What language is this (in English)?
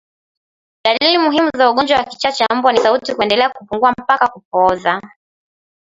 Swahili